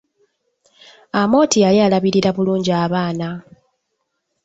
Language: Ganda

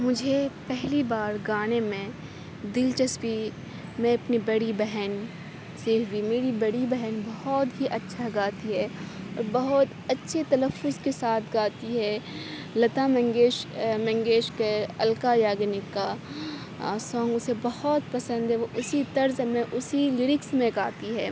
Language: Urdu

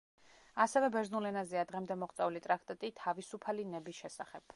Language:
Georgian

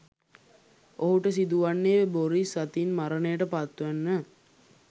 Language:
Sinhala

